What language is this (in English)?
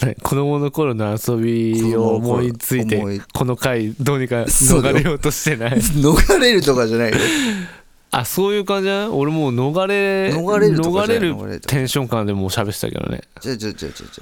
Japanese